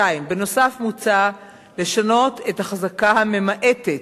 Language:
Hebrew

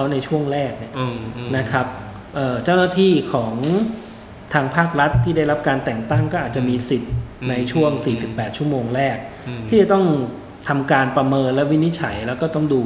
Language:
Thai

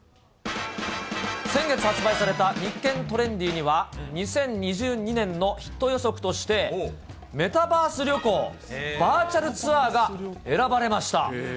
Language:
Japanese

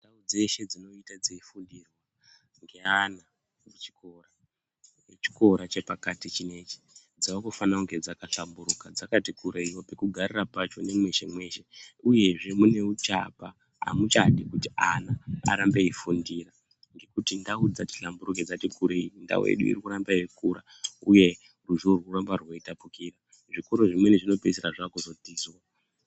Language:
Ndau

